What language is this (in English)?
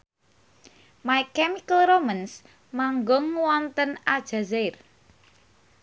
Javanese